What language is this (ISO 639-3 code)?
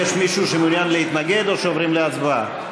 heb